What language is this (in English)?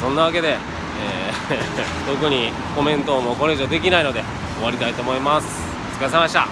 Japanese